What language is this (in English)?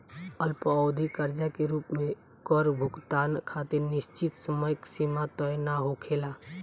Bhojpuri